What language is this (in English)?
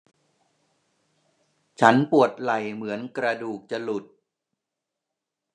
Thai